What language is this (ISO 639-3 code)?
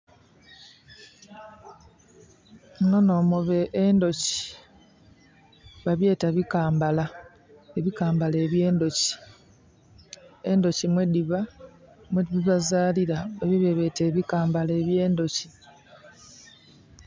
xog